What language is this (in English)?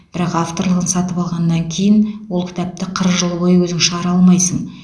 Kazakh